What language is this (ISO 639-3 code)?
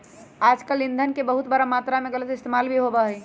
mag